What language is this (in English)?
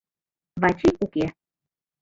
Mari